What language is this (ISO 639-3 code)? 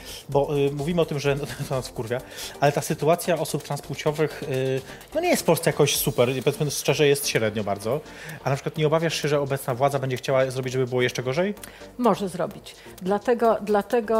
pol